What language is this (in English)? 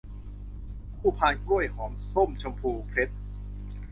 Thai